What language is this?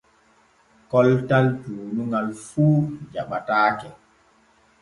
Borgu Fulfulde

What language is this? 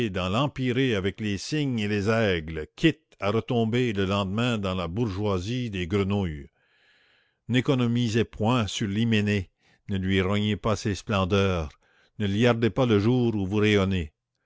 French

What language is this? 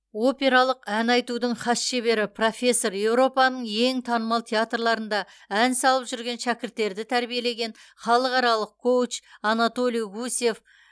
Kazakh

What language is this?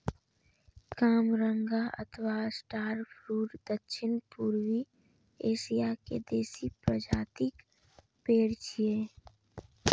Maithili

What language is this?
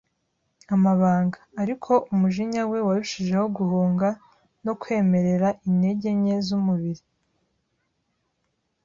Kinyarwanda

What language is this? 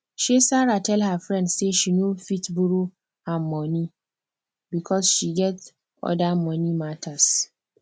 Nigerian Pidgin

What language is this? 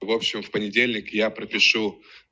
Russian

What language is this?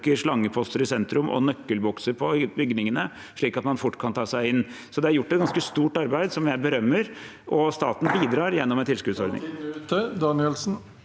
Norwegian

